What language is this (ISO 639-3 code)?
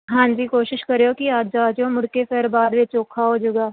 pan